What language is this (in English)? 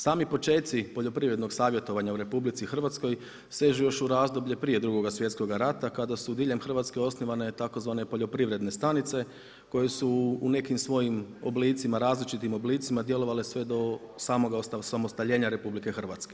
Croatian